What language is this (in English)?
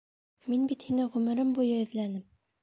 Bashkir